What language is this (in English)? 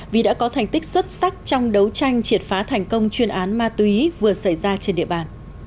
Vietnamese